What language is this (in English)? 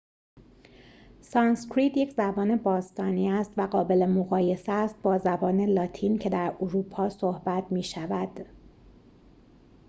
Persian